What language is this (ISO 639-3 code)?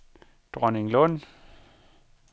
dan